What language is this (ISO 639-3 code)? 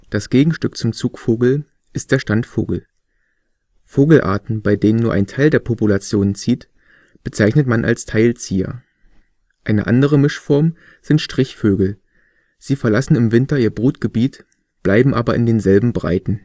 deu